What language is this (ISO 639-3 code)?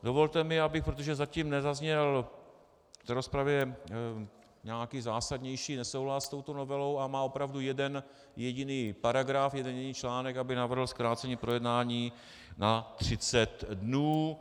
ces